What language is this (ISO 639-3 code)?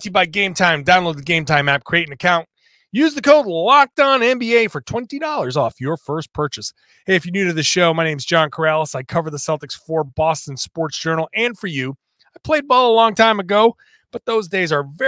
eng